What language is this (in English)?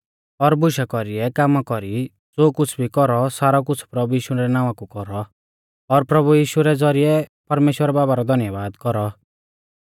Mahasu Pahari